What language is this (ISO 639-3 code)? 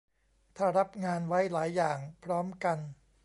tha